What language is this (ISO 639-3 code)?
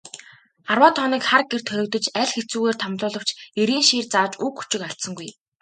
mon